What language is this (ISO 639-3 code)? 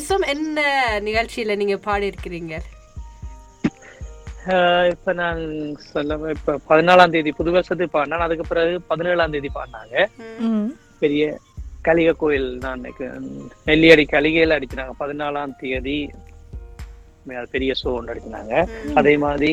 tam